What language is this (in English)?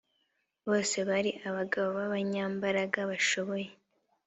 Kinyarwanda